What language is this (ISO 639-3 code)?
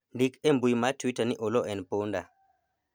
luo